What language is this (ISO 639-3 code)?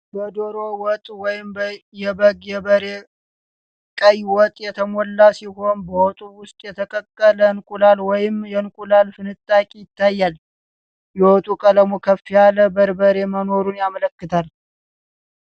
amh